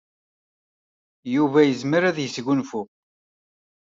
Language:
Kabyle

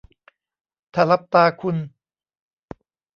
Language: Thai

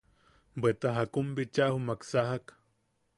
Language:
Yaqui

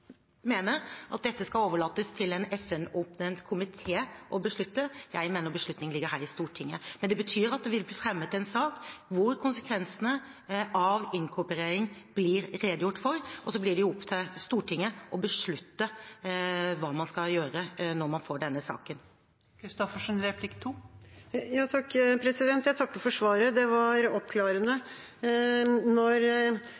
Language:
Norwegian Bokmål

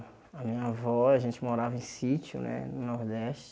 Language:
Portuguese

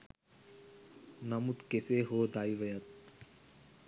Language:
Sinhala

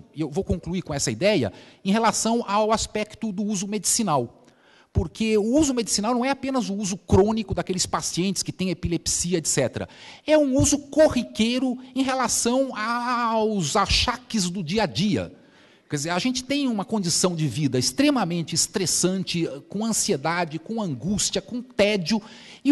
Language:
Portuguese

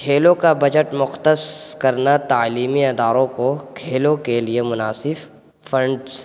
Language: Urdu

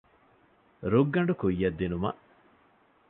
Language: Divehi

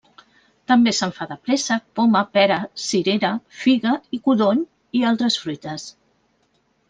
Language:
Catalan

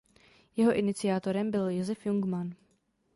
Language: Czech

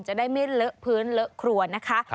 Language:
Thai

